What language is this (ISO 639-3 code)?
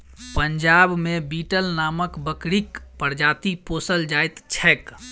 mai